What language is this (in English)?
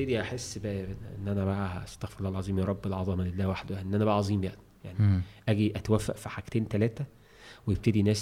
Arabic